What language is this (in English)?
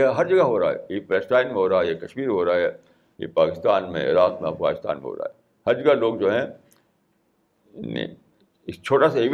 Urdu